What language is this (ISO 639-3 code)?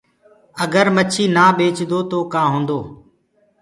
ggg